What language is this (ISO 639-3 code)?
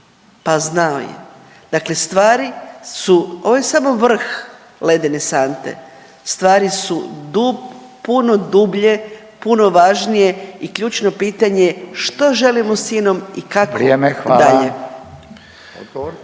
hrv